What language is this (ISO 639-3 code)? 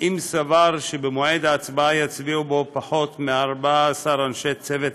heb